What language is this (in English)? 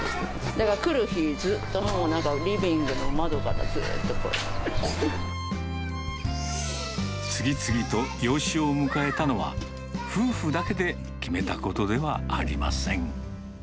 Japanese